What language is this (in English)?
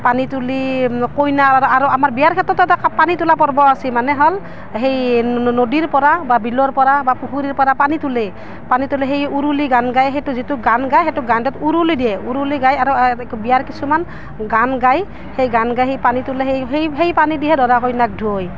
Assamese